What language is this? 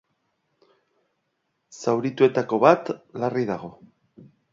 Basque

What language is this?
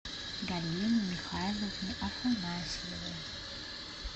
Russian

